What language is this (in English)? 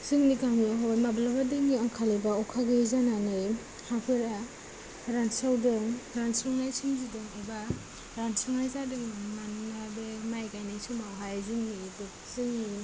Bodo